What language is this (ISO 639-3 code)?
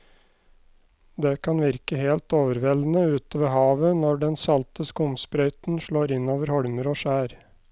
nor